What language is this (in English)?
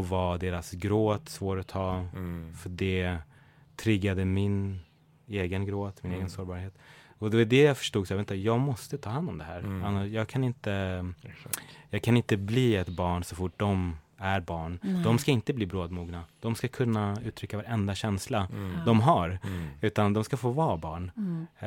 Swedish